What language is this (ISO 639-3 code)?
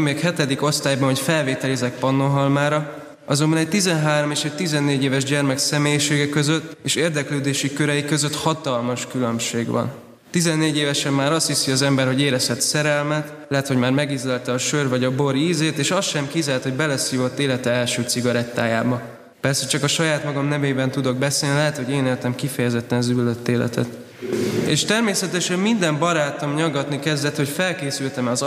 hun